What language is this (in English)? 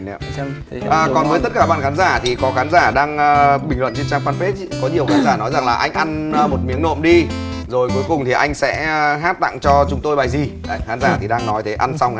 Vietnamese